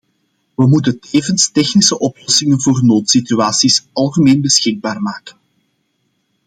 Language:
Dutch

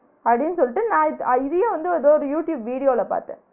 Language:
Tamil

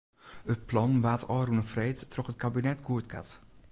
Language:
Western Frisian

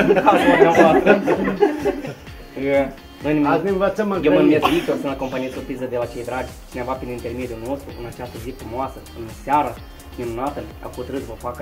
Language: Romanian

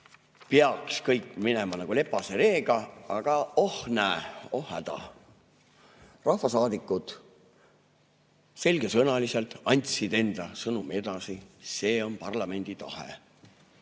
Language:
Estonian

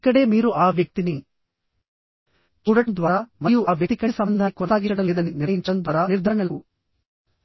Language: Telugu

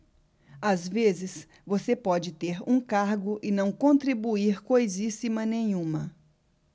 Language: Portuguese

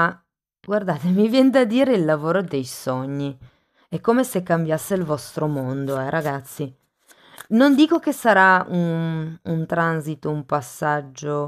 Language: Italian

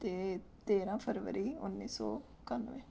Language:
Punjabi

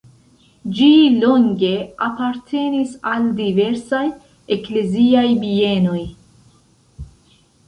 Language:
Esperanto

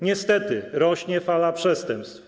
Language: Polish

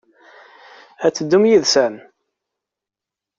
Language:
Kabyle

